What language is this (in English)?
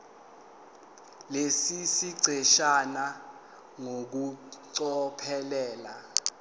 Zulu